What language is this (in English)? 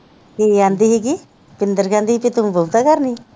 Punjabi